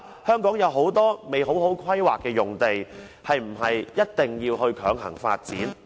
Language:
Cantonese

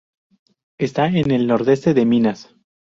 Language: Spanish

